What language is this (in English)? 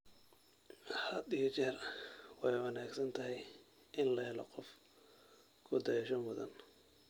Somali